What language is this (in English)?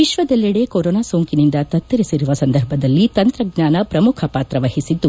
Kannada